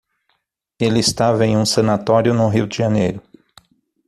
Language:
Portuguese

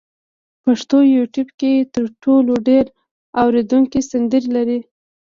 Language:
Pashto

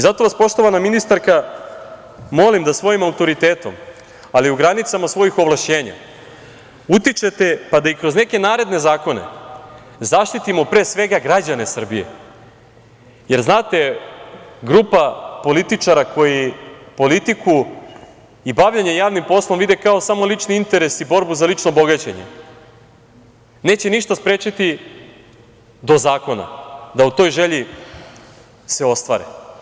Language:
Serbian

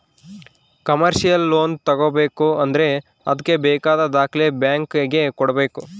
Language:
Kannada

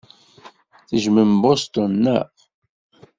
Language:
Kabyle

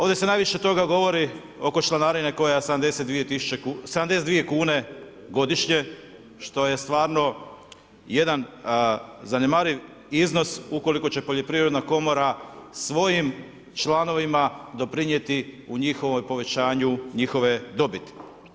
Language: Croatian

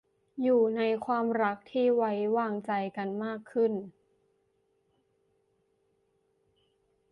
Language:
Thai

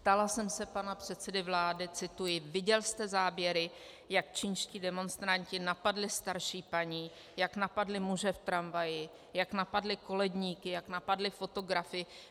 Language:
Czech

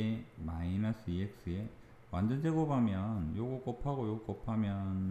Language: Korean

